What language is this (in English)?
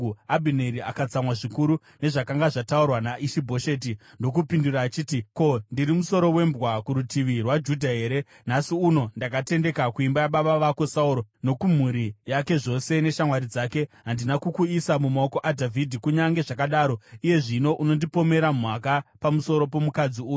Shona